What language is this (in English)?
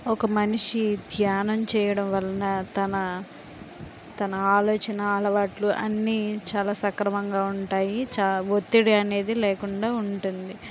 Telugu